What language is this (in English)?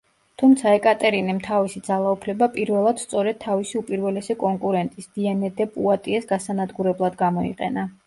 Georgian